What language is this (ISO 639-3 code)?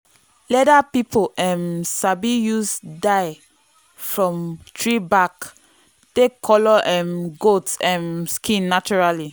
pcm